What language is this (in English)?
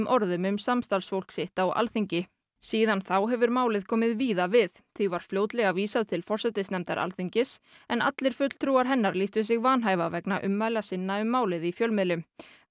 Icelandic